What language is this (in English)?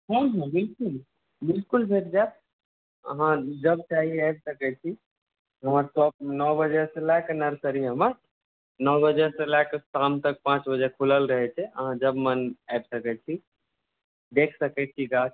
Maithili